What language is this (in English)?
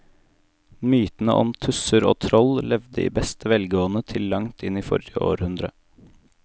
Norwegian